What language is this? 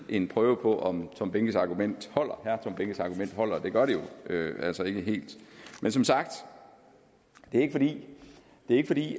Danish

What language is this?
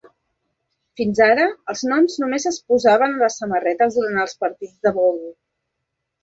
Catalan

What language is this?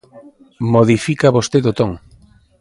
Galician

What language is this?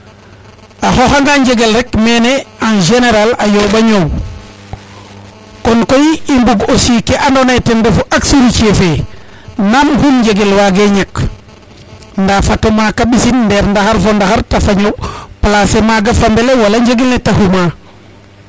Serer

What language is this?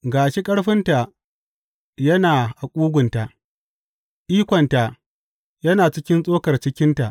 Hausa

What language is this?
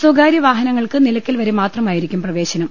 Malayalam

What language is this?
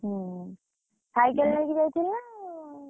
Odia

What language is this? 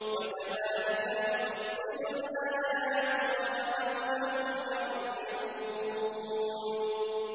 Arabic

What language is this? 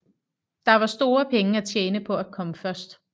Danish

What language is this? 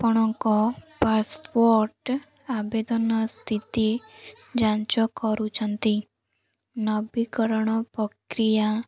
Odia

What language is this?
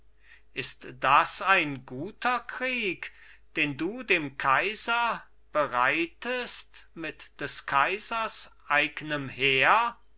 German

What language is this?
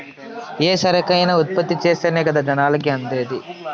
Telugu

